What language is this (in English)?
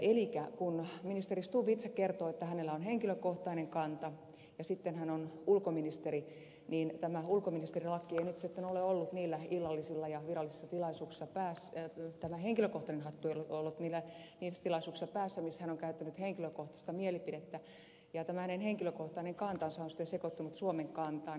Finnish